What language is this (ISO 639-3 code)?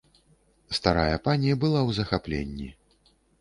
bel